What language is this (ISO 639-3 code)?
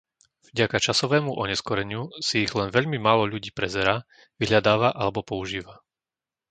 slk